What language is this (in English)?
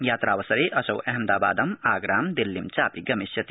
Sanskrit